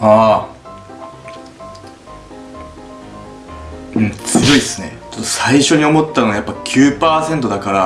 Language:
Japanese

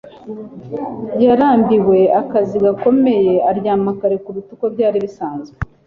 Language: Kinyarwanda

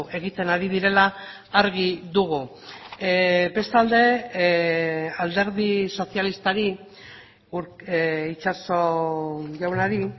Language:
Basque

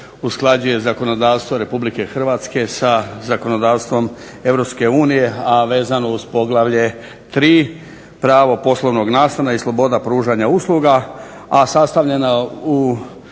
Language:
Croatian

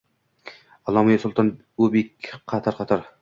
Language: Uzbek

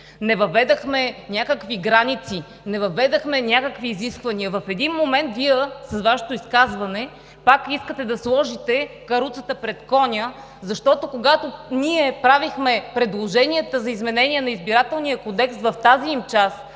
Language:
Bulgarian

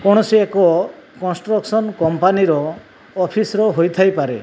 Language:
Odia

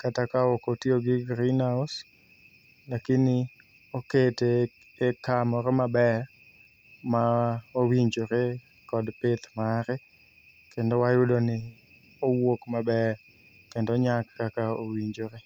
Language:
Luo (Kenya and Tanzania)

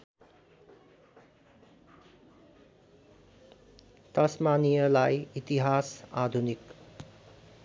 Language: Nepali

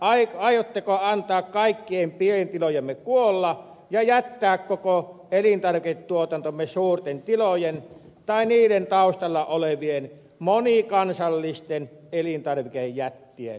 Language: Finnish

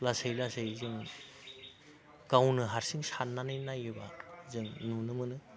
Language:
Bodo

